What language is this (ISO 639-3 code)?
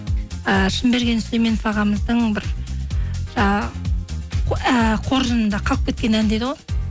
kaz